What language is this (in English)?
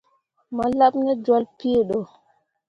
Mundang